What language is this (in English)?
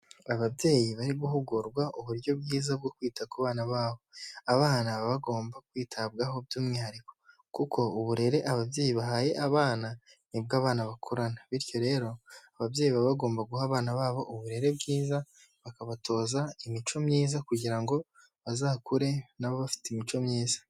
Kinyarwanda